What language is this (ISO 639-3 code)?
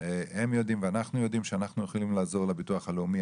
heb